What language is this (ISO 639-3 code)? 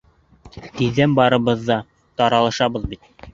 bak